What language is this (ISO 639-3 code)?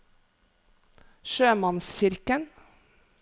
nor